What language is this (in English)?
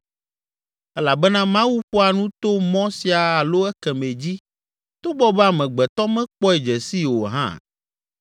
Ewe